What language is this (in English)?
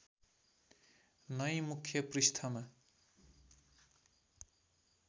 Nepali